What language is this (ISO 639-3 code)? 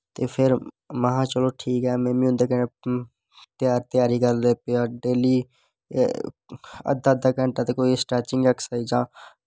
doi